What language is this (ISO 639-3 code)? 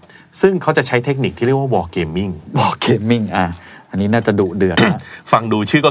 tha